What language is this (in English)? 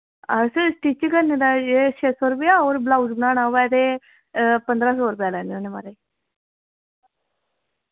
Dogri